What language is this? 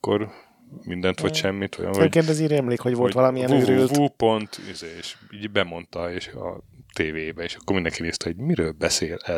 Hungarian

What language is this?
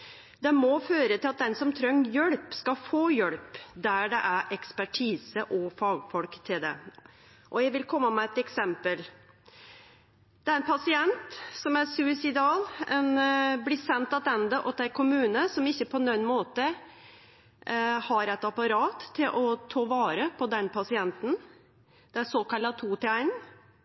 Norwegian Nynorsk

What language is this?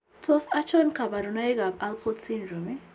Kalenjin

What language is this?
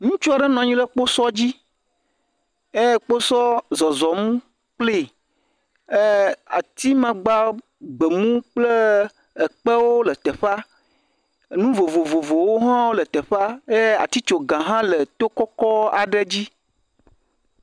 Ewe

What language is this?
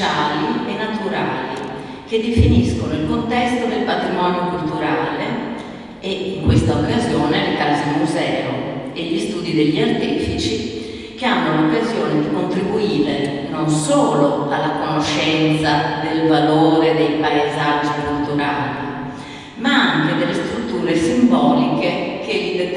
Italian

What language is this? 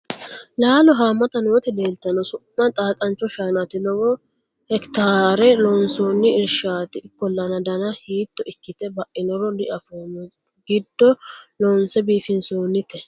Sidamo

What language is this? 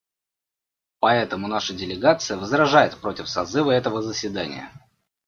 Russian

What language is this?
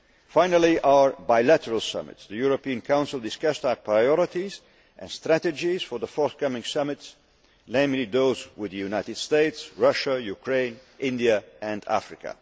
English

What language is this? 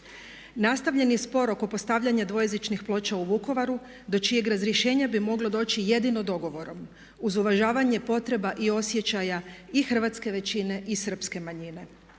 Croatian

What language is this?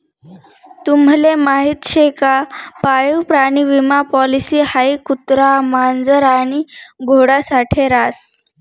Marathi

